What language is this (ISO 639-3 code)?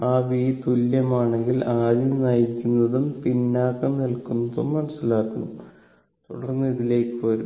mal